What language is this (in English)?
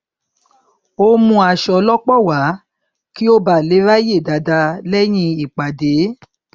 Yoruba